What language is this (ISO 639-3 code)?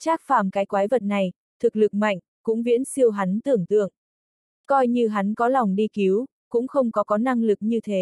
vie